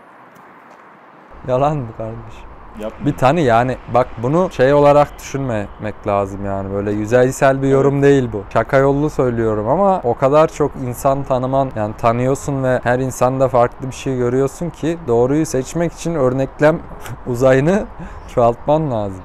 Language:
Turkish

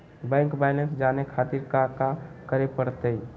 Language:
Magahi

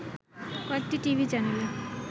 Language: Bangla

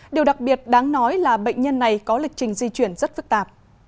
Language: Vietnamese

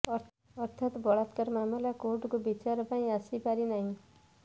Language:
Odia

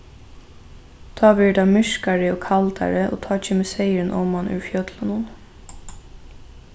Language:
Faroese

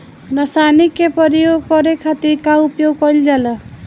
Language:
Bhojpuri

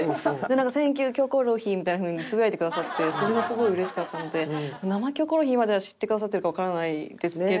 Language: Japanese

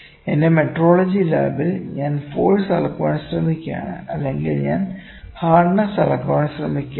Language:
Malayalam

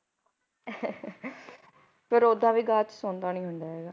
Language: Punjabi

